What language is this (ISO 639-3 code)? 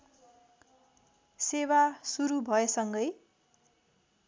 nep